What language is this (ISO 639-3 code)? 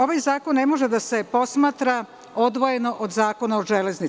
srp